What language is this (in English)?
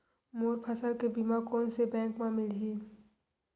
Chhattisgarhi